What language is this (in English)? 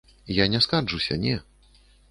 Belarusian